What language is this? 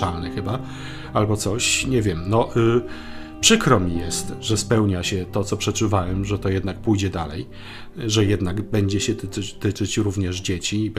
Polish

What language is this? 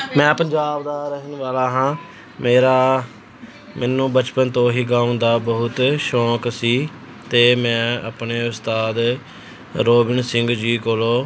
Punjabi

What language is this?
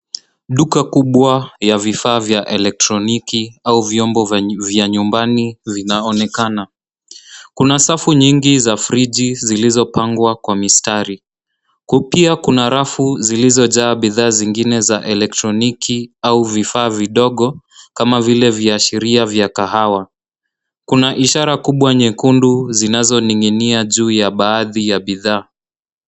Swahili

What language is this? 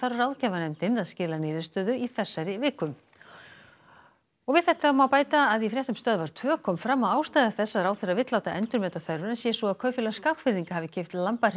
Icelandic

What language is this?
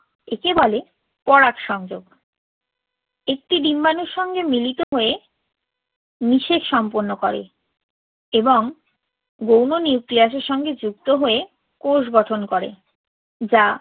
Bangla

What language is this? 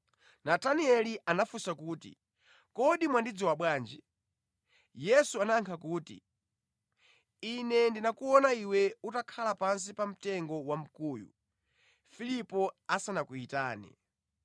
Nyanja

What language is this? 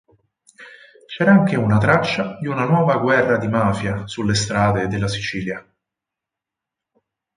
Italian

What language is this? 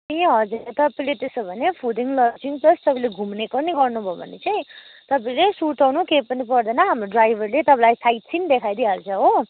Nepali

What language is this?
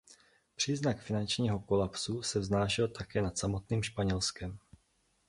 Czech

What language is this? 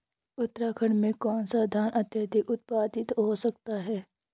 Hindi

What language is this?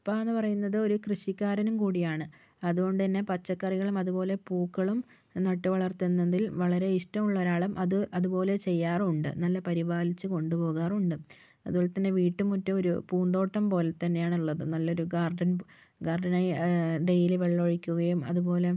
Malayalam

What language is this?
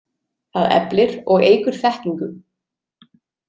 Icelandic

